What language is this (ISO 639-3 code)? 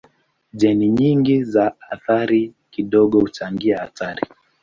swa